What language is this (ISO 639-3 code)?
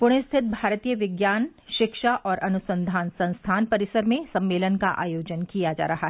hin